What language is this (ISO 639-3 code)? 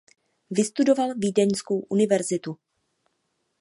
ces